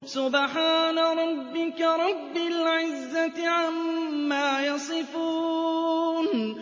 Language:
Arabic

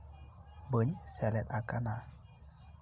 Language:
Santali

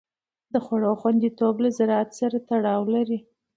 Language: Pashto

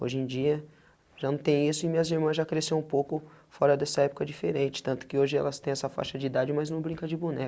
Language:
Portuguese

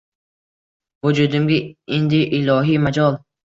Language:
Uzbek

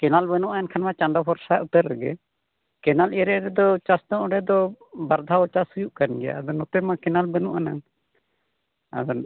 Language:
Santali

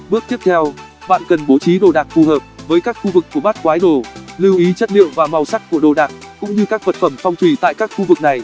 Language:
Vietnamese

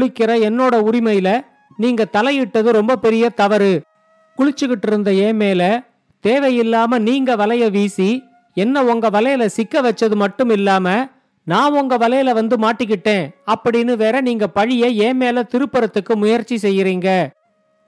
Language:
Tamil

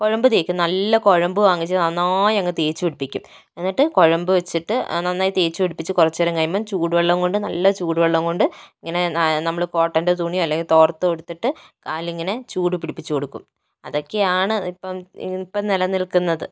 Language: Malayalam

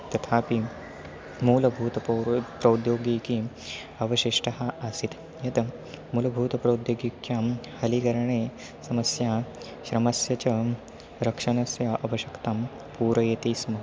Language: Sanskrit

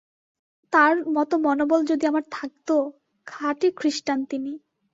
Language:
Bangla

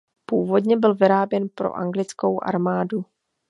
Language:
Czech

